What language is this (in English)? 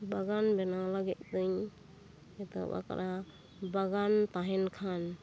Santali